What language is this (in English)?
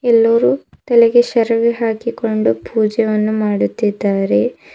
Kannada